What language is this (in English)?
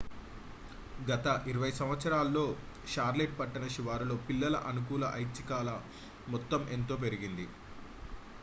Telugu